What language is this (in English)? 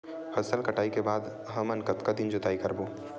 Chhattisgarhi